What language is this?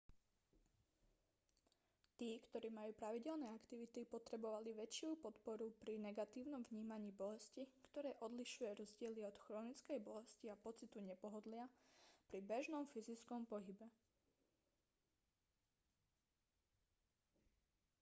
Slovak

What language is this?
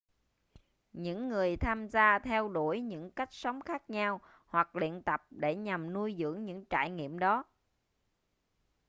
Vietnamese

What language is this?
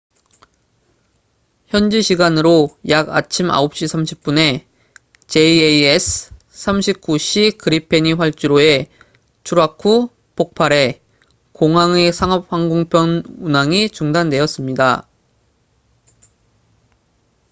Korean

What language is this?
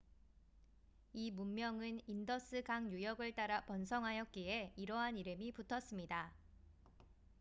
Korean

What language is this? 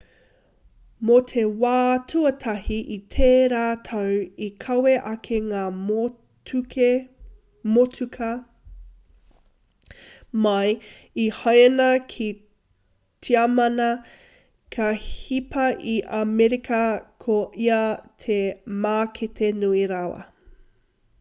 Māori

